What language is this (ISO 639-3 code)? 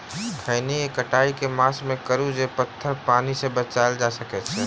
mai